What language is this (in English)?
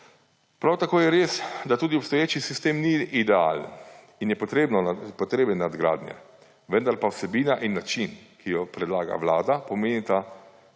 Slovenian